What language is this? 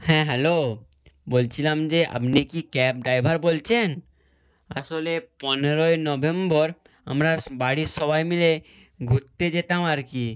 Bangla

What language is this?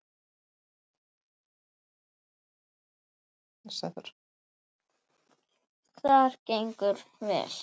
Icelandic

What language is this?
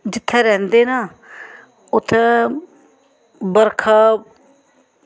Dogri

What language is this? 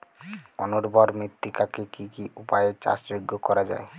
Bangla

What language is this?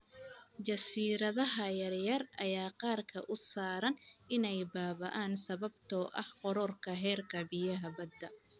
Somali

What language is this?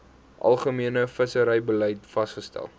Afrikaans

